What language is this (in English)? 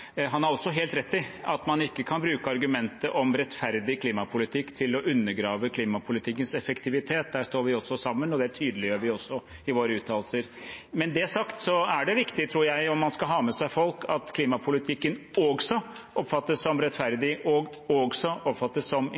Norwegian Bokmål